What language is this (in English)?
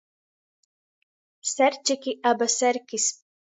Latgalian